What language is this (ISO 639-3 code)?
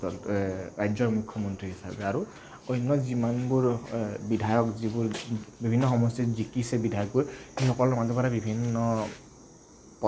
asm